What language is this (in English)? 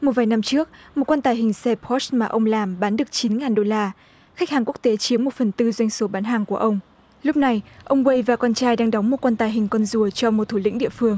Vietnamese